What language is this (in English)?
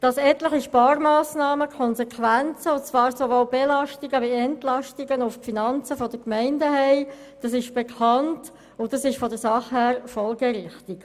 Swiss German